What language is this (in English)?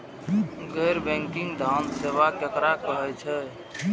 Maithili